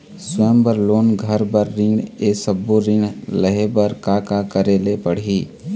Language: Chhattisgarhi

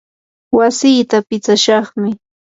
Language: Yanahuanca Pasco Quechua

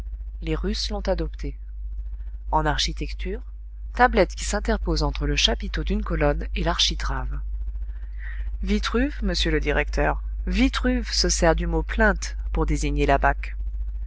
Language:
French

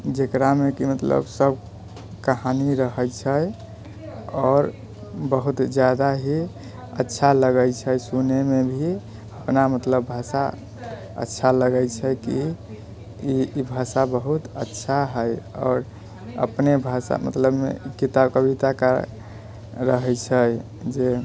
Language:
Maithili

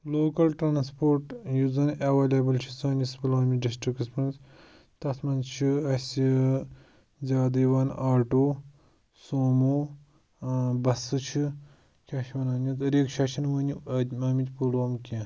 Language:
Kashmiri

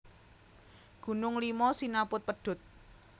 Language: Javanese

